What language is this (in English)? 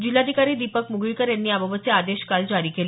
Marathi